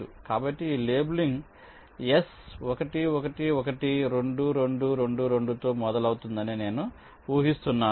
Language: Telugu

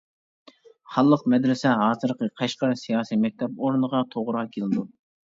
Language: Uyghur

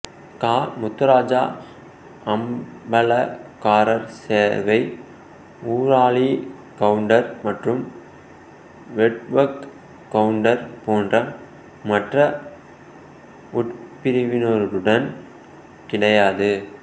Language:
Tamil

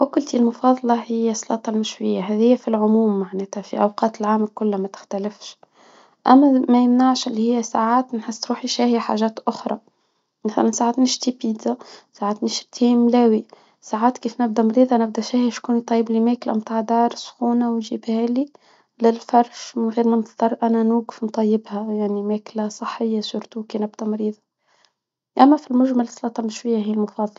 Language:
Tunisian Arabic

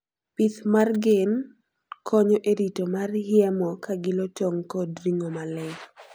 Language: Luo (Kenya and Tanzania)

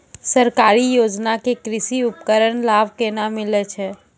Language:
Maithili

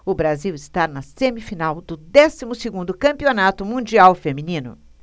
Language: Portuguese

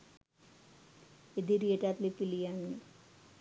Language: Sinhala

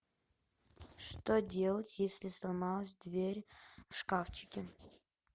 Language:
Russian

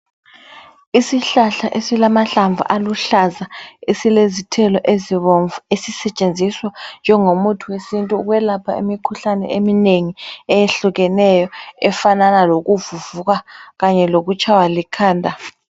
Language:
North Ndebele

